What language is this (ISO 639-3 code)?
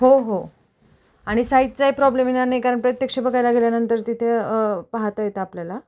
mar